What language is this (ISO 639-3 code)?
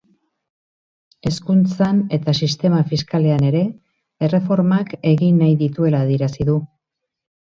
eus